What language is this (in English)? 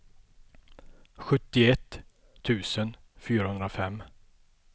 Swedish